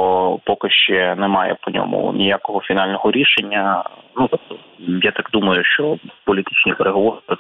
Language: Ukrainian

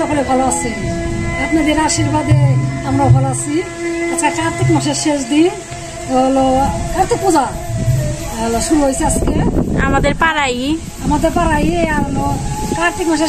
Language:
Arabic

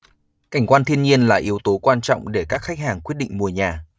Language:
Vietnamese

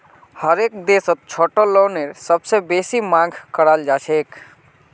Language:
Magahi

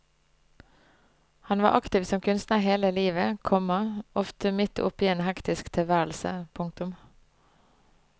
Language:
Norwegian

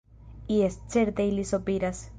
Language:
Esperanto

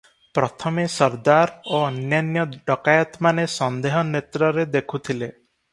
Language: Odia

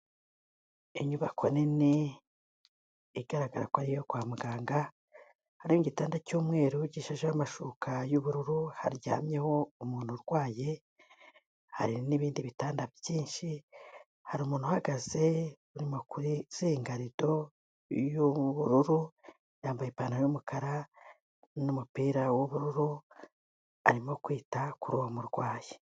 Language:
Kinyarwanda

